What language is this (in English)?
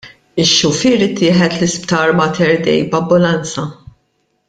Maltese